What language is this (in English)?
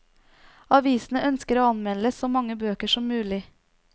Norwegian